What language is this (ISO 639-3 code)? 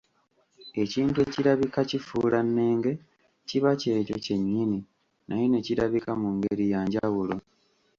lug